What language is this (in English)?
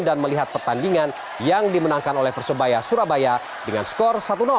Indonesian